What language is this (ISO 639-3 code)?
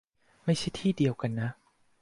tha